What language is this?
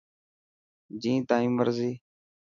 Dhatki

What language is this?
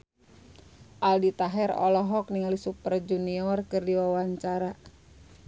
Sundanese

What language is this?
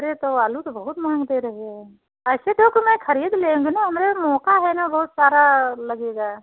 Hindi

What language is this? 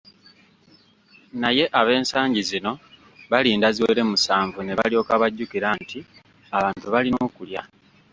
Ganda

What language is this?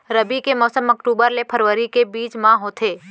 Chhattisgarhi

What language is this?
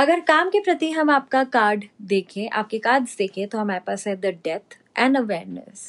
Hindi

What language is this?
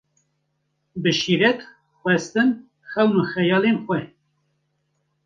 Kurdish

